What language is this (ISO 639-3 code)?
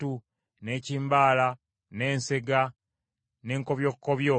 lug